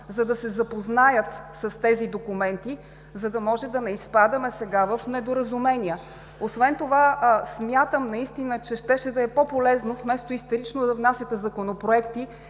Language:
Bulgarian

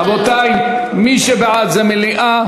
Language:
Hebrew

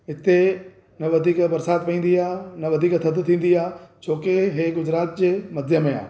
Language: Sindhi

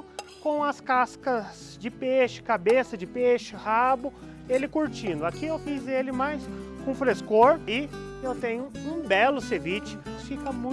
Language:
Portuguese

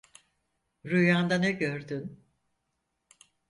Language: Turkish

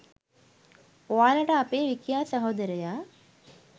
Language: Sinhala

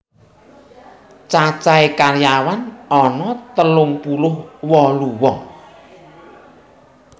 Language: Javanese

